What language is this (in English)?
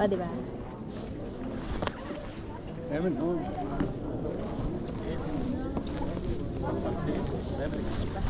Filipino